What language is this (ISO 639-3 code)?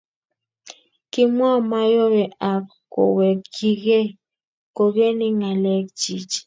kln